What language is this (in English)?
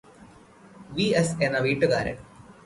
Malayalam